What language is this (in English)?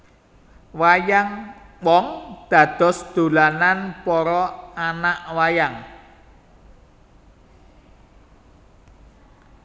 Javanese